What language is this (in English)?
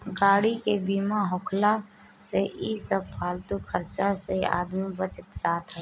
Bhojpuri